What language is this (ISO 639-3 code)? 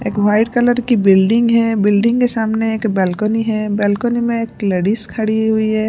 hin